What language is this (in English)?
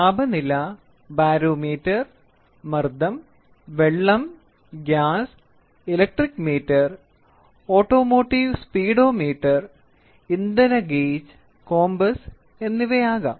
Malayalam